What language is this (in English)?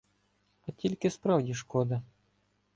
Ukrainian